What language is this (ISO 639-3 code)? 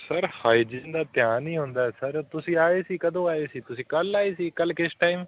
pan